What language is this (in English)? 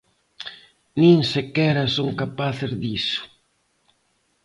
Galician